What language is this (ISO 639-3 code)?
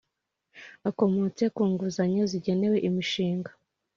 kin